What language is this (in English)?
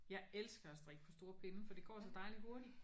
Danish